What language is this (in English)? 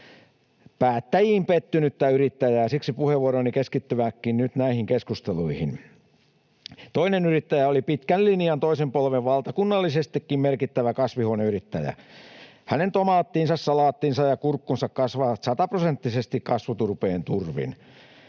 Finnish